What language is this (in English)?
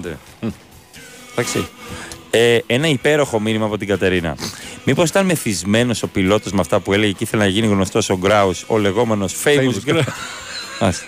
Greek